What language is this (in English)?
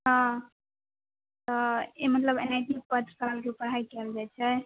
Maithili